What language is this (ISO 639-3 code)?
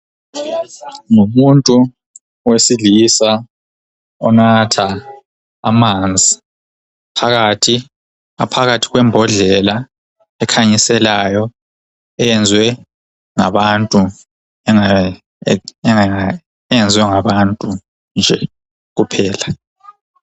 nde